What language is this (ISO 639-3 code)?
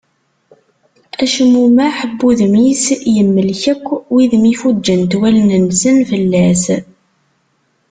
kab